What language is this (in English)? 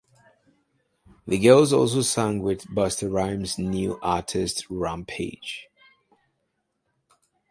English